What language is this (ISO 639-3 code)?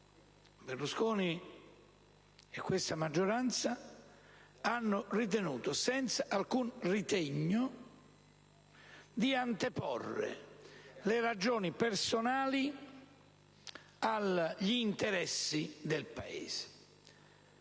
ita